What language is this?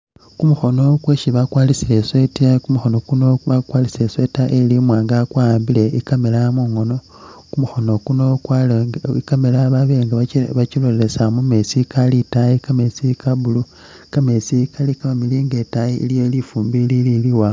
Masaaba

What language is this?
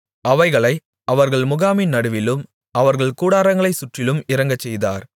Tamil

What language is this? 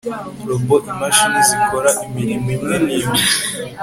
Kinyarwanda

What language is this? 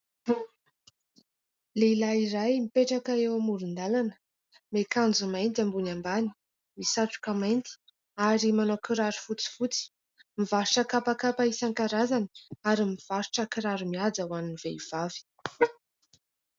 Malagasy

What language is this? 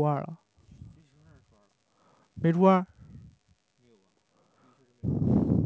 Chinese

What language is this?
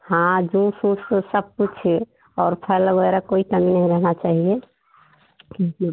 Hindi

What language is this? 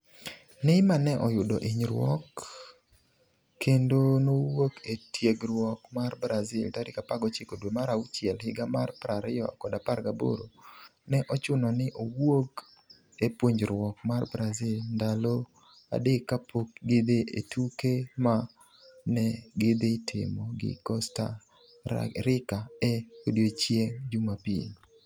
Luo (Kenya and Tanzania)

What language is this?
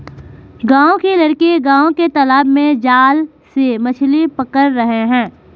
Hindi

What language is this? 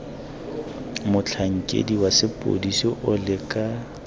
Tswana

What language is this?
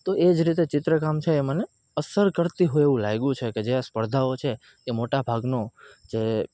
Gujarati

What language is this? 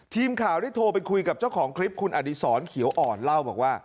Thai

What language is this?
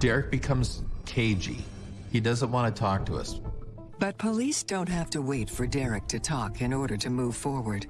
English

